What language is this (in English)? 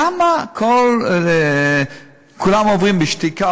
Hebrew